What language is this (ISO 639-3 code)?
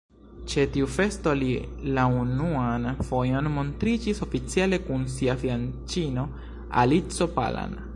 epo